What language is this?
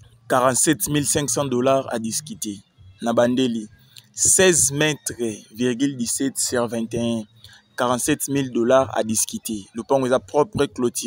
French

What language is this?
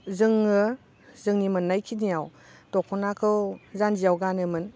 Bodo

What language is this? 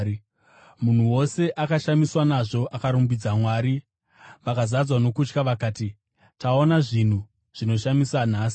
Shona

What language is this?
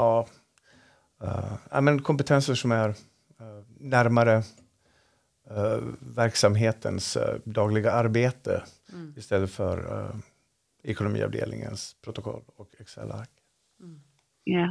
Swedish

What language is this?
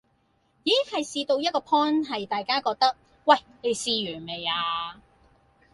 Cantonese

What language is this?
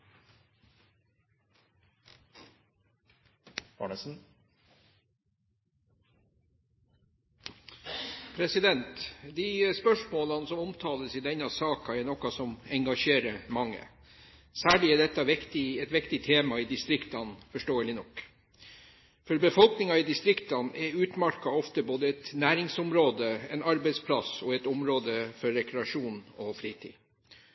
Norwegian Bokmål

